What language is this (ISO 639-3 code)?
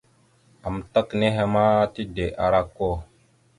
mxu